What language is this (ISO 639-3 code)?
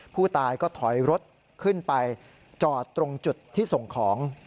tha